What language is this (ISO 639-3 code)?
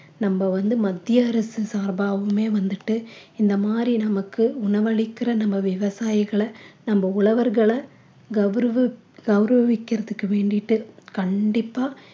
tam